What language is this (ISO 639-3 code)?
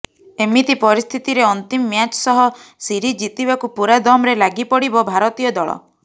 ori